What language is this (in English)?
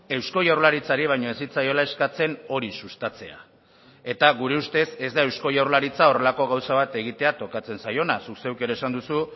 Basque